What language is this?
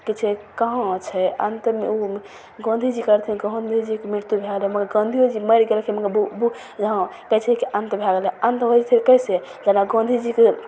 Maithili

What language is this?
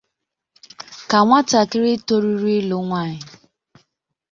Igbo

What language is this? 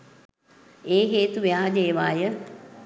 Sinhala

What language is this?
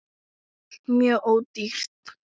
Icelandic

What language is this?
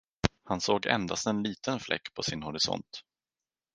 Swedish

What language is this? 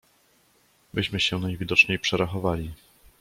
Polish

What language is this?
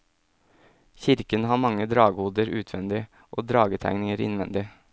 Norwegian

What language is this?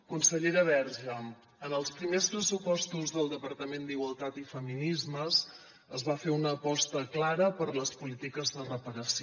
Catalan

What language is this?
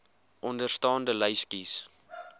Afrikaans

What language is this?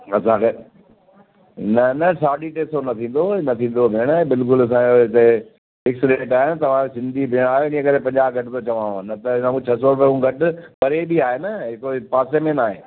Sindhi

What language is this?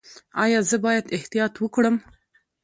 Pashto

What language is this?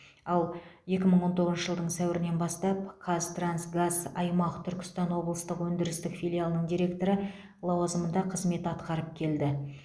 Kazakh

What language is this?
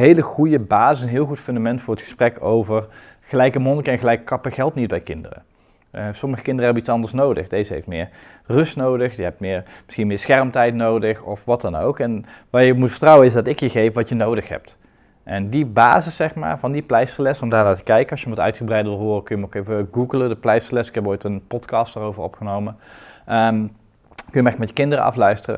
Dutch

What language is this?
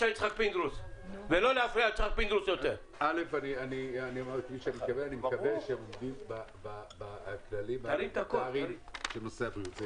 Hebrew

